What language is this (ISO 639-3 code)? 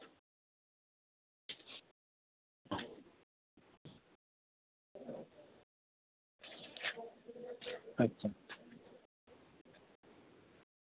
sat